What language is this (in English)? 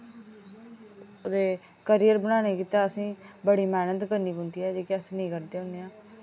Dogri